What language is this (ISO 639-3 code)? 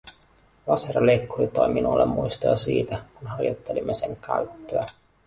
fin